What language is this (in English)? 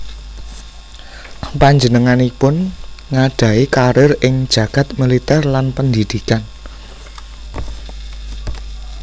Javanese